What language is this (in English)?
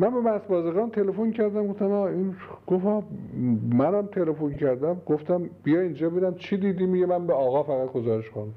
Persian